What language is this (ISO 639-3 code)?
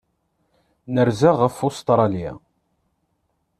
kab